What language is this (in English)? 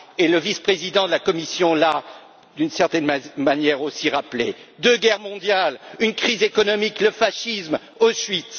French